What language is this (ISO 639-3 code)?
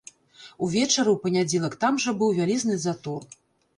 bel